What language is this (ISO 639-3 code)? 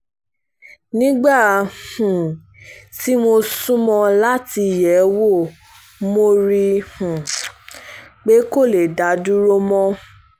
yor